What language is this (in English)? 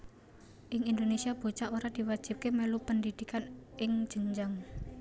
Javanese